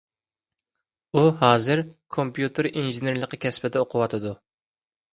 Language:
Uyghur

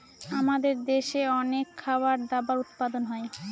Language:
Bangla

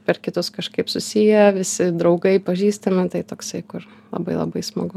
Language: Lithuanian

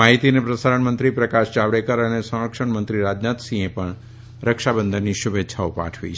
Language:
Gujarati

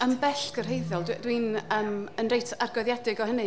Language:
Welsh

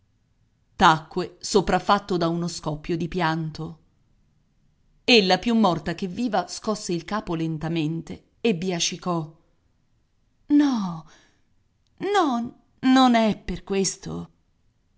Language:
Italian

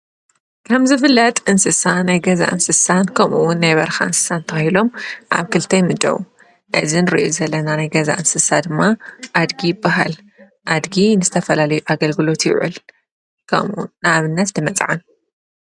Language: Tigrinya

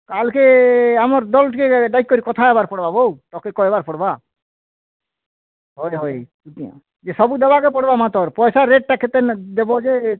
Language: Odia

